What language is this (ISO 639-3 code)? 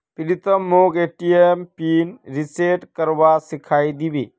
mag